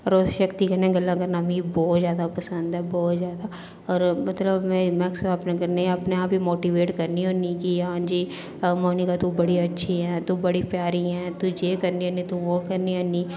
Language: Dogri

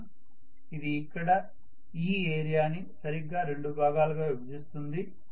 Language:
Telugu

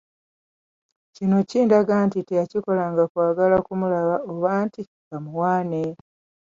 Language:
Ganda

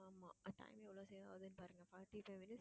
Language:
Tamil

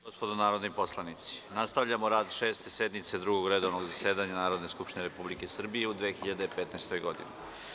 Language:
Serbian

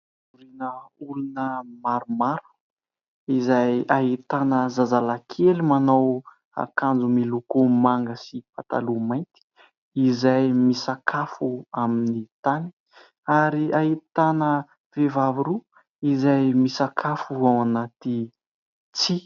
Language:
Malagasy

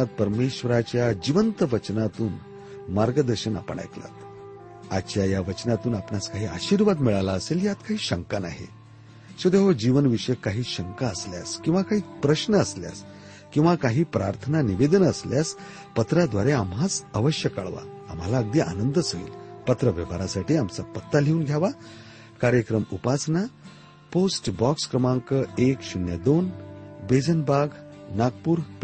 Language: Marathi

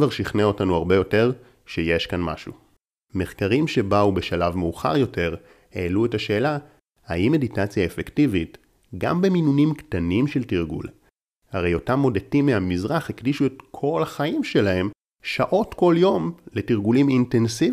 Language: Hebrew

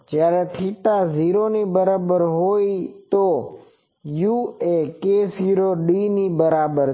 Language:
Gujarati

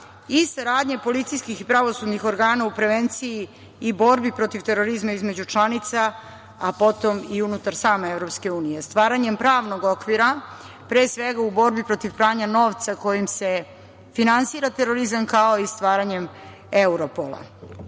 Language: Serbian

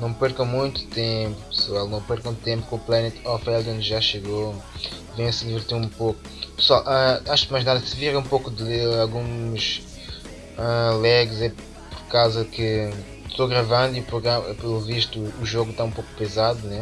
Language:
Portuguese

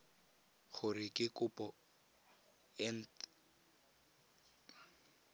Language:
Tswana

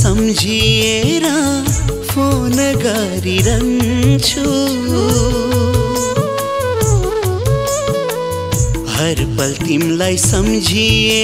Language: Hindi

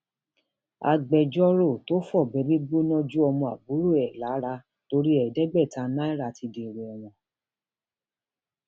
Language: Yoruba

